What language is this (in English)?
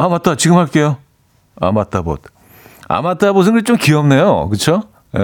Korean